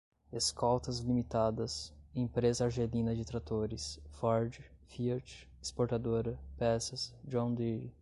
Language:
Portuguese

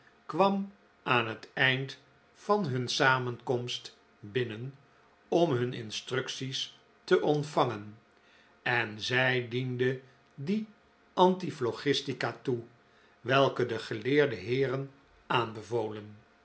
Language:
Dutch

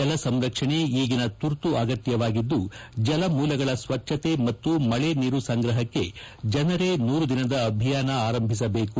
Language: Kannada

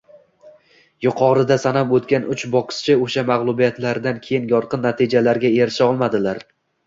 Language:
Uzbek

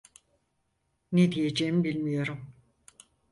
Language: Turkish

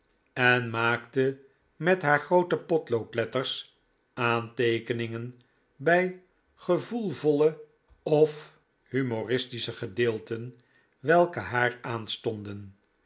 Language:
Dutch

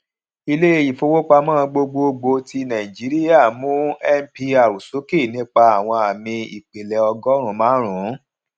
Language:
Yoruba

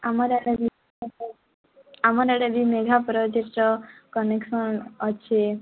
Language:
Odia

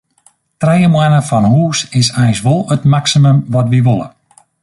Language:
Western Frisian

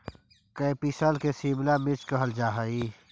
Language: Magahi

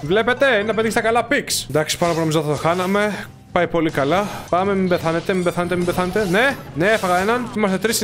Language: Greek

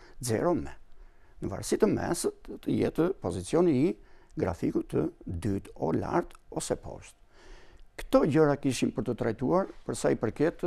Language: Romanian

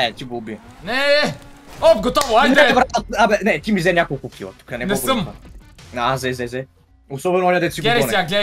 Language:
Bulgarian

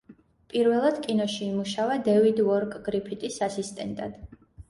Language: Georgian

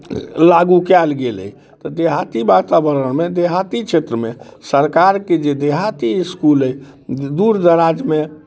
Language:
Maithili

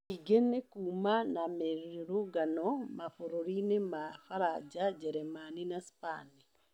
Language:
Kikuyu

